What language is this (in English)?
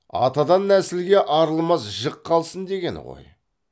Kazakh